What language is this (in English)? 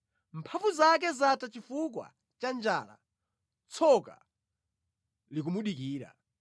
Nyanja